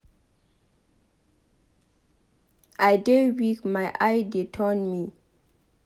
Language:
Nigerian Pidgin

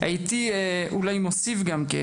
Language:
Hebrew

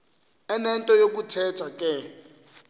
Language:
Xhosa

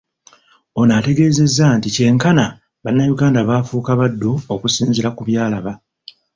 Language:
Ganda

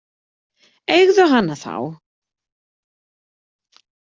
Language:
Icelandic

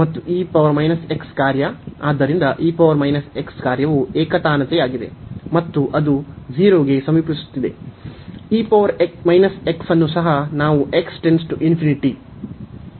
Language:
Kannada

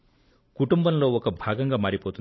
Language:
Telugu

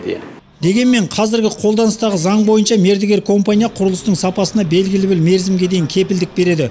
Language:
Kazakh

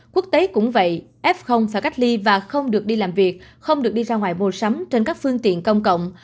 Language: Vietnamese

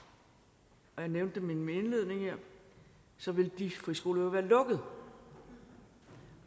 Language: Danish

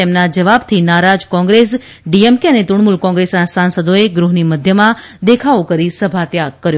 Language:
Gujarati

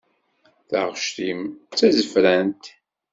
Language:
Kabyle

